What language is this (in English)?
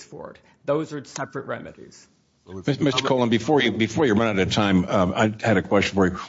English